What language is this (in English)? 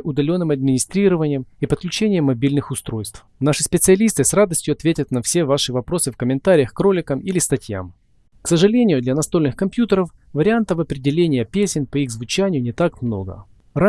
Russian